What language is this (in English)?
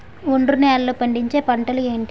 Telugu